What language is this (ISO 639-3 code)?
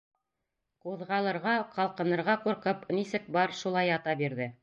bak